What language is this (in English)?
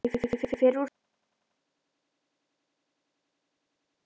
Icelandic